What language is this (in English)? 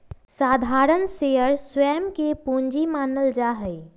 Magahi